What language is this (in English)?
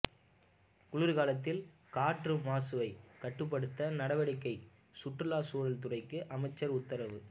Tamil